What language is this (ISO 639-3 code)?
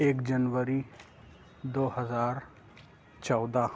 urd